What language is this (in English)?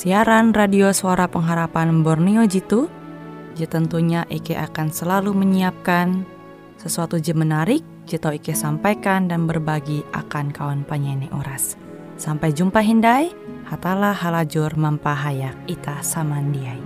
Indonesian